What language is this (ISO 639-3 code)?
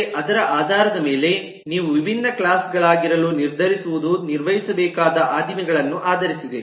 kan